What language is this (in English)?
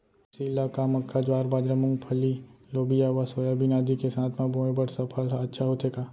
Chhattisgarhi